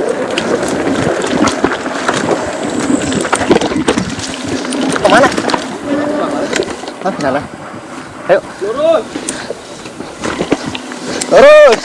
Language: Indonesian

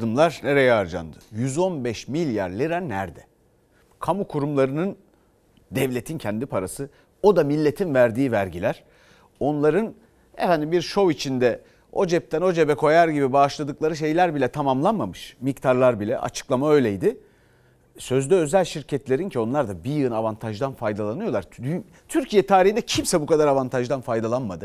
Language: Turkish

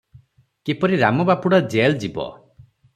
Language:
Odia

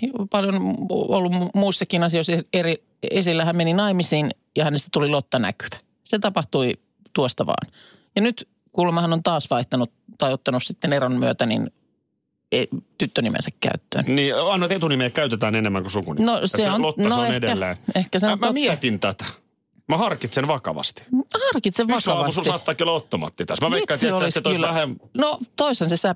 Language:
Finnish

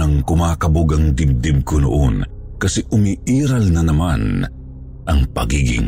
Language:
Filipino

